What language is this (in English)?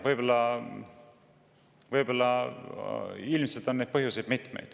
Estonian